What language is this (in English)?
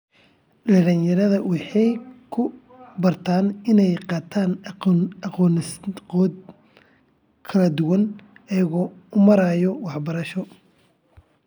Somali